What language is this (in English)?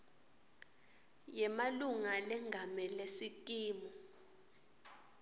Swati